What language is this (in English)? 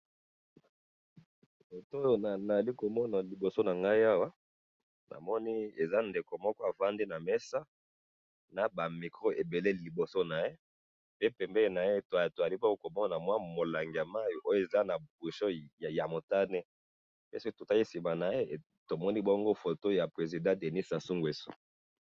Lingala